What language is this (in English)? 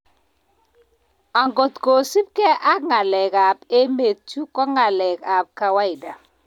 Kalenjin